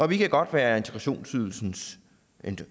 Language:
Danish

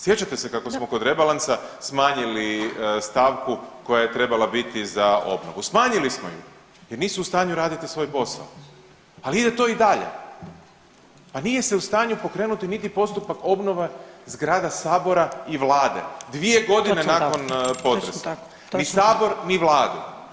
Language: Croatian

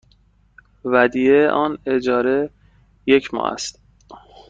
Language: Persian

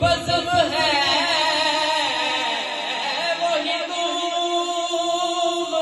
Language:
Arabic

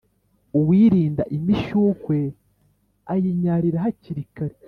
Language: Kinyarwanda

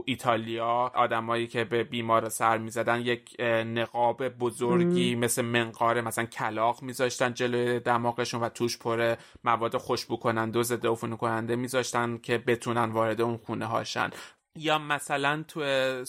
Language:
Persian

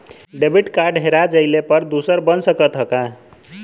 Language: Bhojpuri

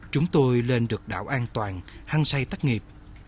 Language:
Vietnamese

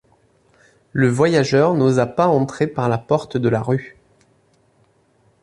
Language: French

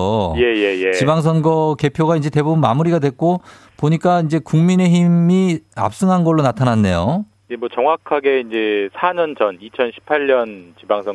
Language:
Korean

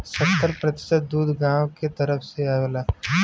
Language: Bhojpuri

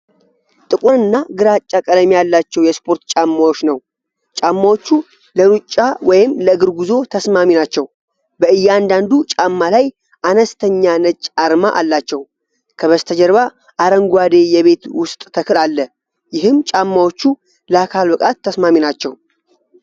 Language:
Amharic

